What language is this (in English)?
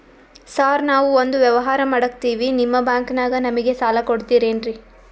Kannada